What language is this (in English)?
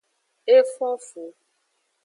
Aja (Benin)